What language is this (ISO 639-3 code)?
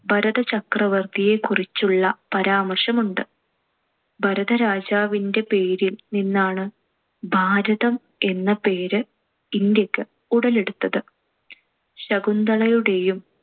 mal